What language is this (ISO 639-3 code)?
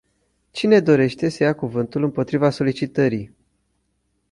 ron